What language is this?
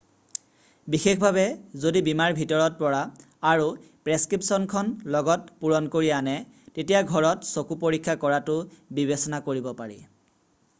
Assamese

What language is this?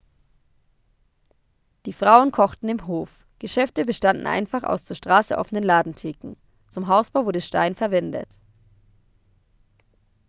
German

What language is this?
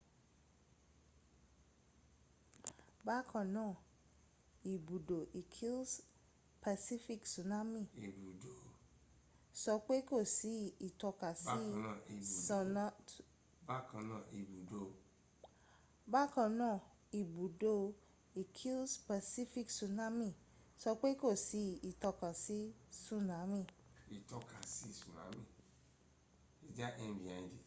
Yoruba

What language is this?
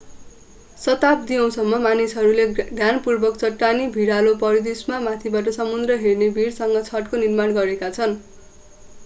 Nepali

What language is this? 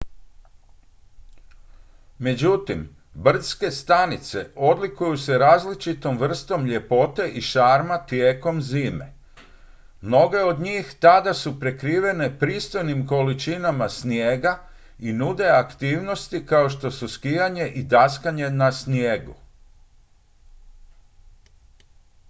Croatian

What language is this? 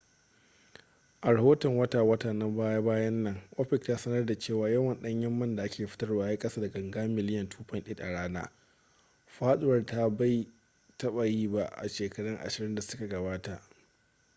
Hausa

